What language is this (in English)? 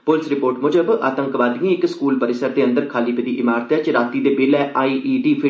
Dogri